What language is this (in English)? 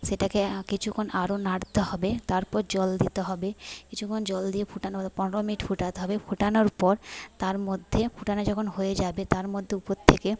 Bangla